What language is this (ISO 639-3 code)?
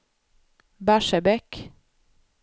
swe